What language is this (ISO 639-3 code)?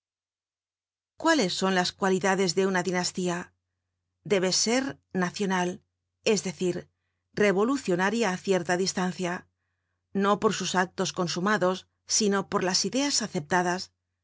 spa